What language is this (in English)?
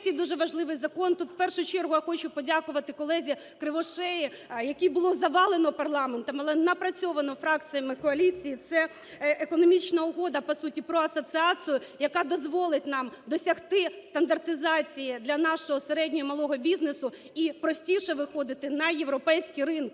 Ukrainian